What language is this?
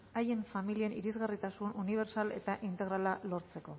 Basque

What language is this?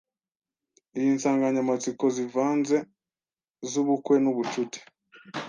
Kinyarwanda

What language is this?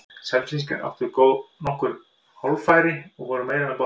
Icelandic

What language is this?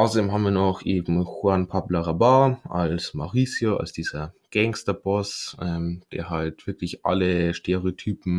German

